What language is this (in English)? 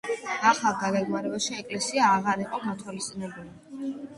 Georgian